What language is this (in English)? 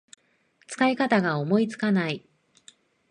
Japanese